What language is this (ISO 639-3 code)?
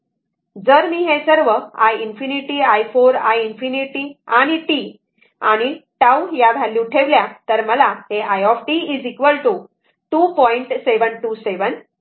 mar